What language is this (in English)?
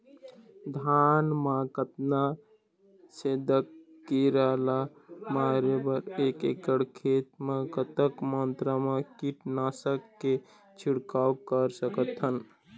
Chhattisgarhi